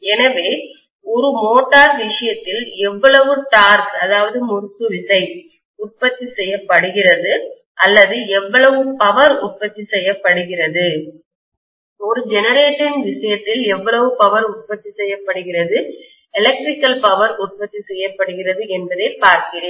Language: Tamil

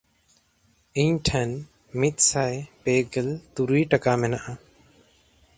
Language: Santali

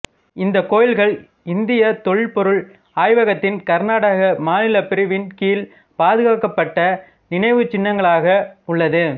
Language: Tamil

